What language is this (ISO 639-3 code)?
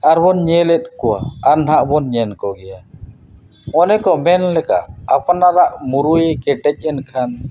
sat